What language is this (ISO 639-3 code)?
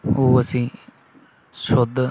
pan